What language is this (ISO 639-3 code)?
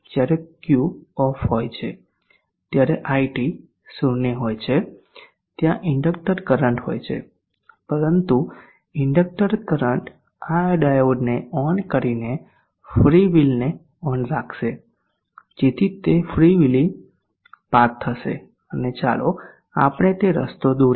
guj